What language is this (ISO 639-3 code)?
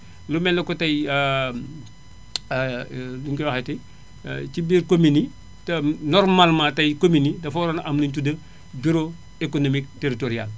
wol